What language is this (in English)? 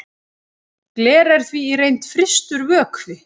Icelandic